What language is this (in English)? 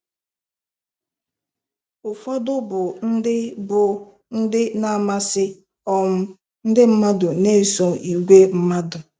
Igbo